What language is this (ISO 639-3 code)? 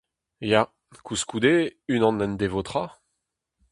bre